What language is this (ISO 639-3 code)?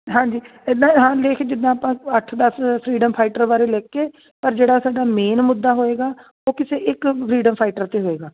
pan